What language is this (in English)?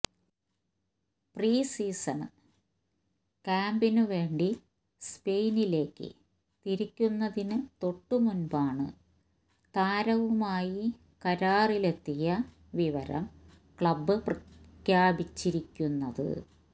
Malayalam